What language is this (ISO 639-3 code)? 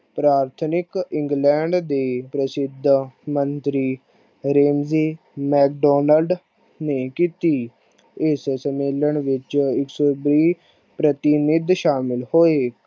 pan